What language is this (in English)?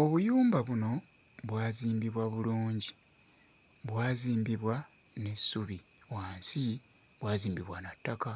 Ganda